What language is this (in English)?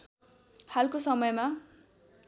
Nepali